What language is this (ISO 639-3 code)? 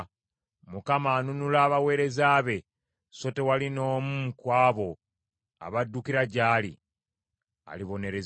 lug